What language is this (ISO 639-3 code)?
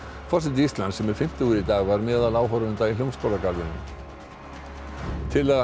isl